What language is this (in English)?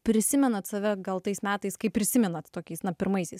Lithuanian